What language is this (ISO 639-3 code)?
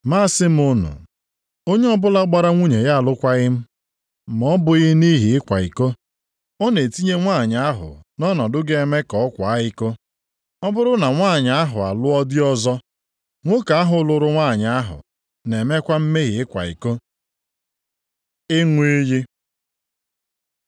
ibo